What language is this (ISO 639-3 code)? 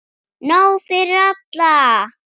isl